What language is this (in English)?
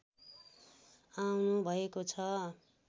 Nepali